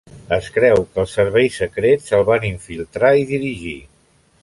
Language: Catalan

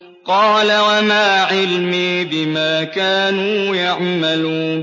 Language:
Arabic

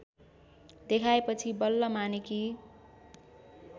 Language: Nepali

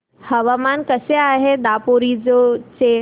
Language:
Marathi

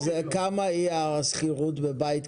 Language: Hebrew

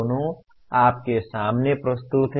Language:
Hindi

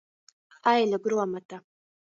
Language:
Latgalian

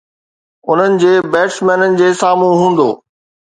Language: Sindhi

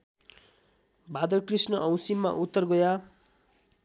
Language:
Nepali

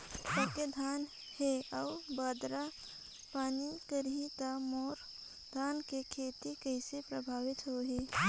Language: Chhattisgarhi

